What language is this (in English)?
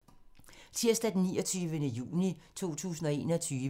Danish